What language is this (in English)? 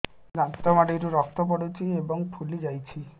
Odia